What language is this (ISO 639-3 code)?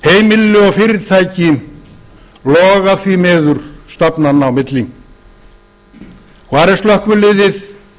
isl